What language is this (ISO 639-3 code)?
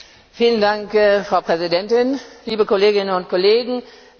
deu